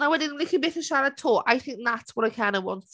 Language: Welsh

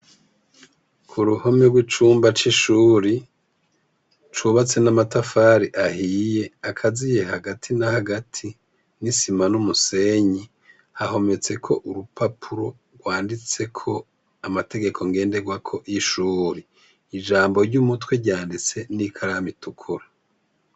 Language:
Rundi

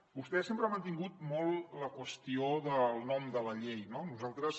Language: Catalan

